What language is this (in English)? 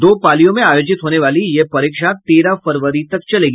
Hindi